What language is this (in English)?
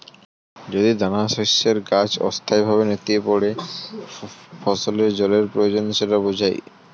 Bangla